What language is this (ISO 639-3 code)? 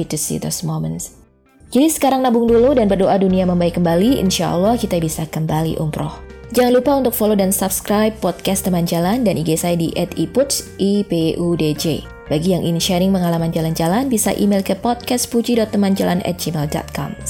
ind